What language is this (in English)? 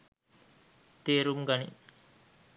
Sinhala